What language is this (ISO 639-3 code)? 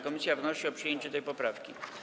pol